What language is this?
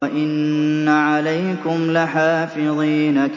Arabic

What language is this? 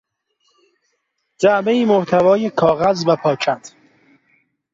Persian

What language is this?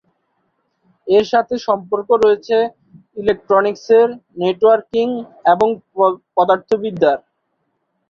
Bangla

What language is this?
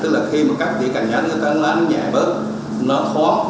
Vietnamese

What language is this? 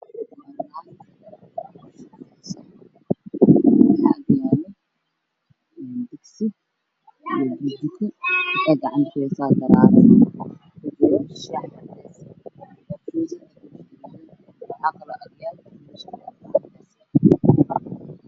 Somali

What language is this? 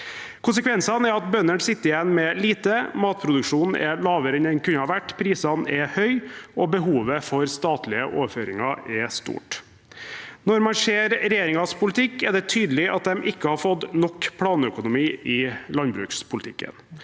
Norwegian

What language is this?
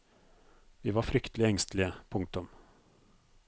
Norwegian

